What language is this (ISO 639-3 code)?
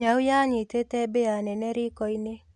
kik